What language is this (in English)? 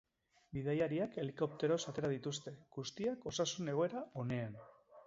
Basque